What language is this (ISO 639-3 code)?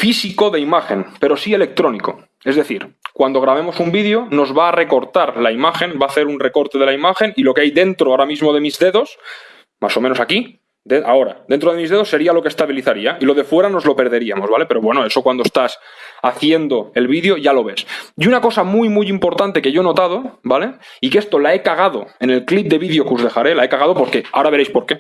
spa